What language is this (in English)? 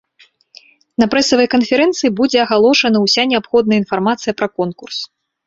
Belarusian